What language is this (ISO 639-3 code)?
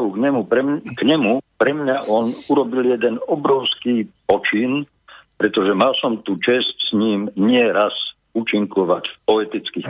slk